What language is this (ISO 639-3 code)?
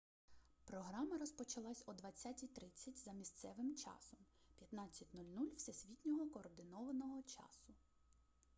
ukr